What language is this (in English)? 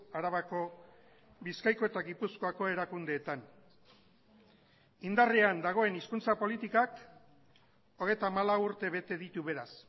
Basque